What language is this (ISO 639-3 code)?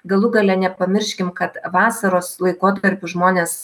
lit